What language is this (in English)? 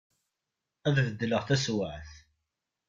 Kabyle